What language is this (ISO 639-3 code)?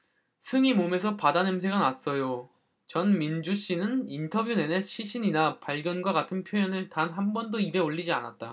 kor